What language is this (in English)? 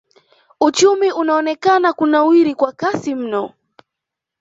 Swahili